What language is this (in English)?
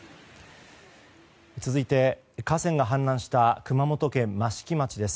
Japanese